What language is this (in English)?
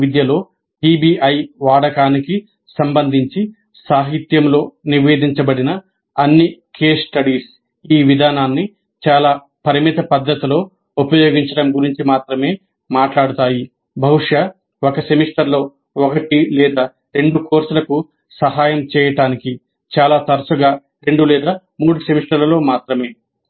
Telugu